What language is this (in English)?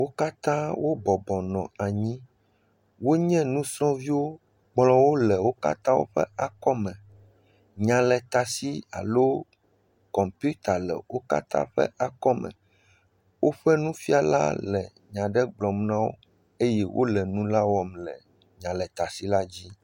Ewe